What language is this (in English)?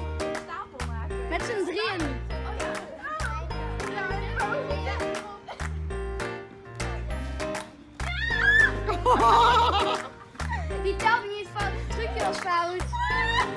Dutch